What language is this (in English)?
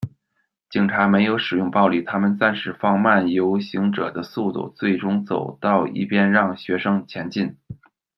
Chinese